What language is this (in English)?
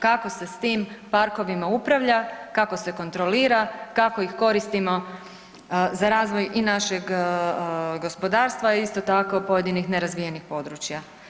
Croatian